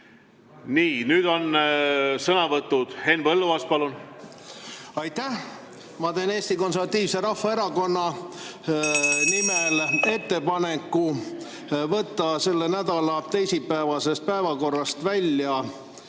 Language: Estonian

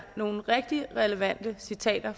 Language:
Danish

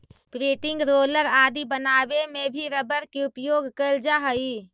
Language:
Magahi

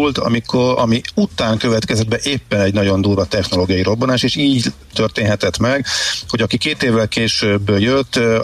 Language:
Hungarian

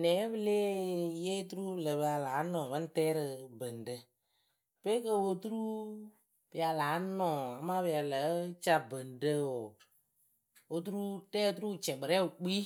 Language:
Akebu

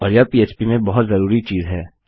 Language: Hindi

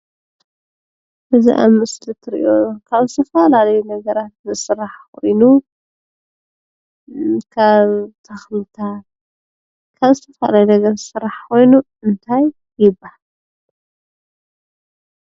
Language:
Tigrinya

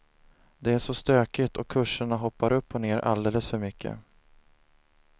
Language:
Swedish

